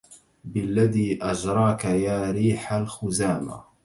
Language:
Arabic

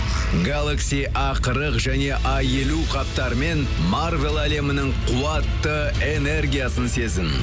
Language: Kazakh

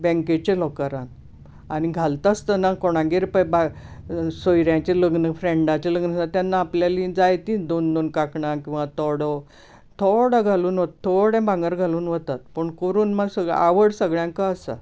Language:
Konkani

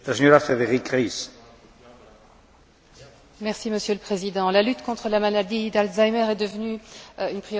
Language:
French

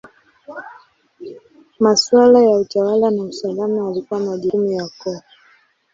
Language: Swahili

